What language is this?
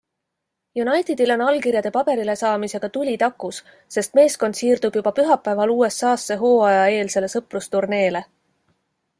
Estonian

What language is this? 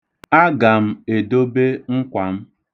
Igbo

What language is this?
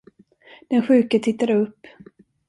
Swedish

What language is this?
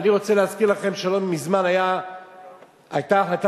Hebrew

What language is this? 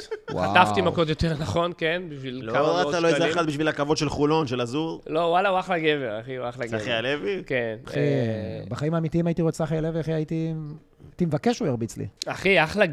Hebrew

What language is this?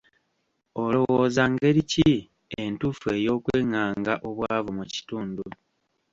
Ganda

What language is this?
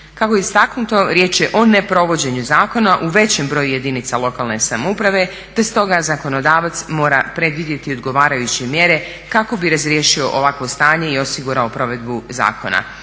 Croatian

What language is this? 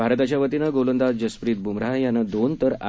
Marathi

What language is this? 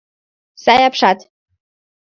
Mari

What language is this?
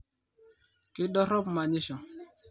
Masai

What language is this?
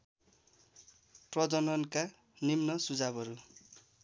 Nepali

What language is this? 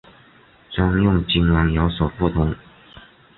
Chinese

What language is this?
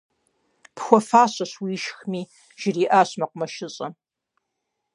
Kabardian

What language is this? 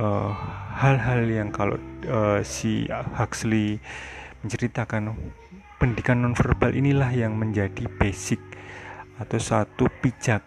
Indonesian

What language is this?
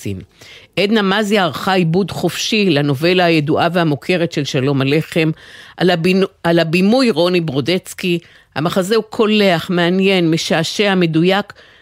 Hebrew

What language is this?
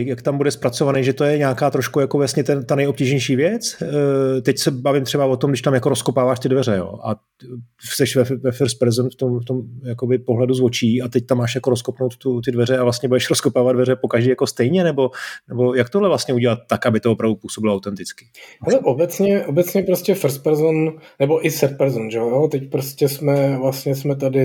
Czech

